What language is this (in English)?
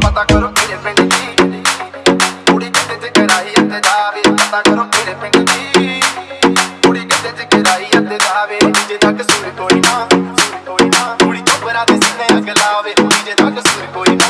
Hindi